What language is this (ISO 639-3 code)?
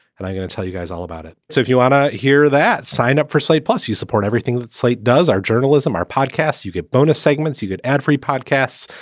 eng